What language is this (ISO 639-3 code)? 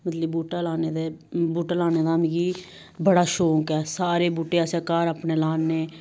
doi